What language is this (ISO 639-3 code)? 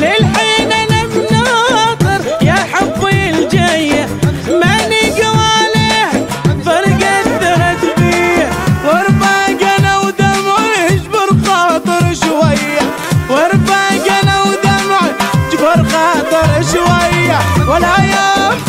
ara